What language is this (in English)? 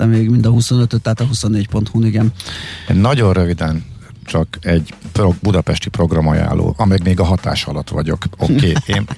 Hungarian